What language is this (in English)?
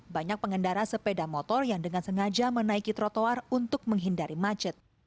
Indonesian